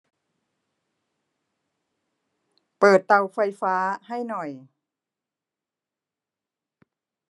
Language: Thai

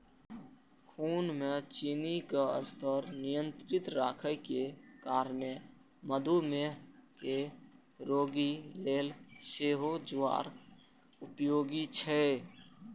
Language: Maithili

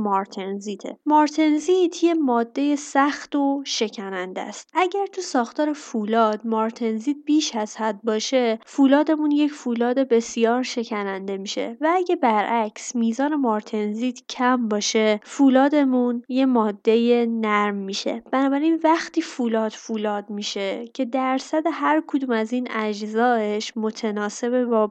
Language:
Persian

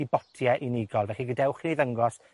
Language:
Welsh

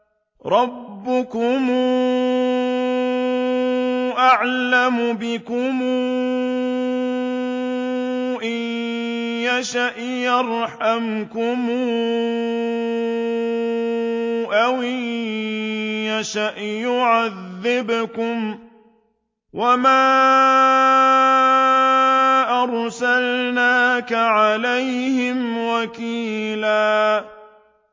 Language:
Arabic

